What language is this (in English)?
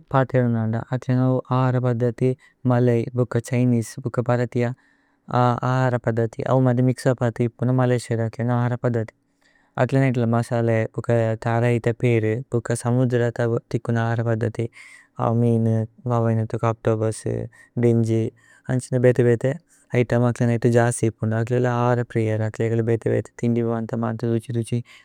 Tulu